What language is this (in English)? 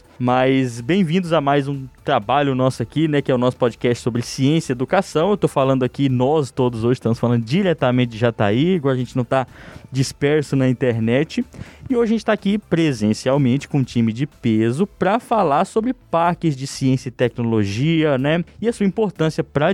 Portuguese